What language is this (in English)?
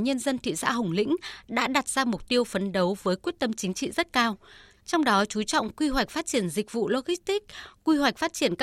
Vietnamese